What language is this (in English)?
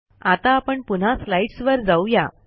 Marathi